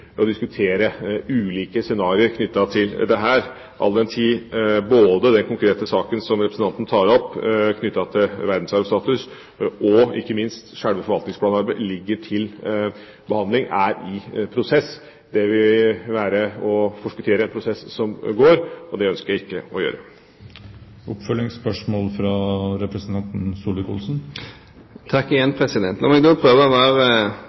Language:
Norwegian Bokmål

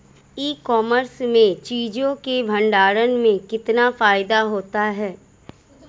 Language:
Hindi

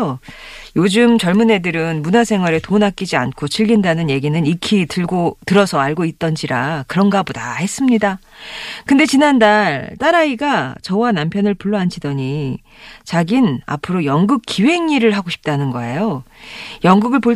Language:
Korean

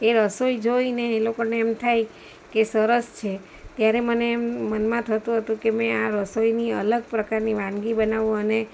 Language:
Gujarati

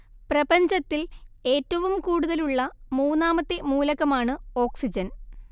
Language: Malayalam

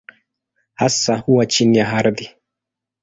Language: Swahili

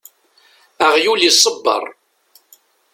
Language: Kabyle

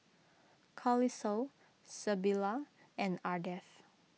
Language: English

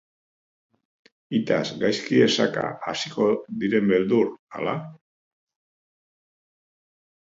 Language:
Basque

